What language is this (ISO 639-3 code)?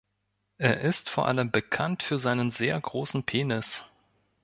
deu